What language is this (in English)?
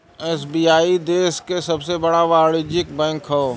Bhojpuri